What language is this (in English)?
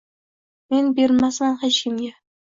Uzbek